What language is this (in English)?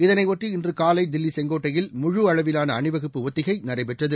Tamil